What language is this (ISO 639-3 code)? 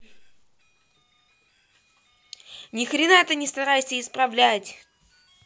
rus